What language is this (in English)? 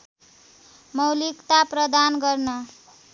Nepali